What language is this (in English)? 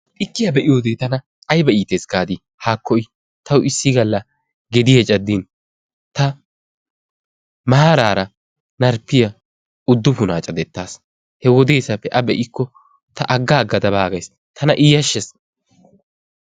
Wolaytta